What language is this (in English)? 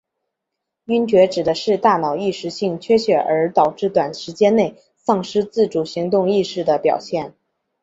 Chinese